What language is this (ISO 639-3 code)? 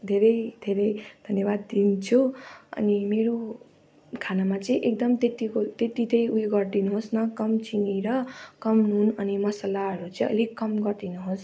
nep